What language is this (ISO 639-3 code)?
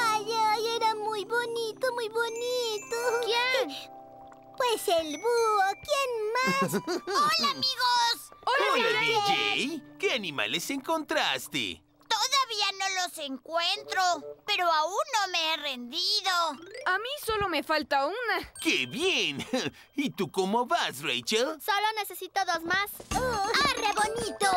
spa